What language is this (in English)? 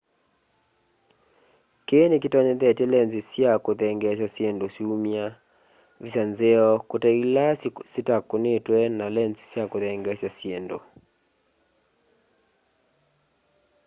Kamba